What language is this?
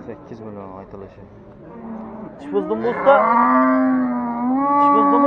Turkish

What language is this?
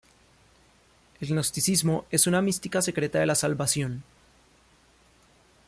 Spanish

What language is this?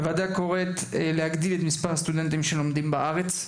Hebrew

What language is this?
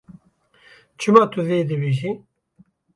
Kurdish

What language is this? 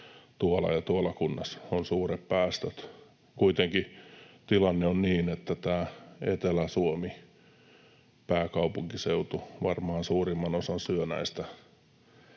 Finnish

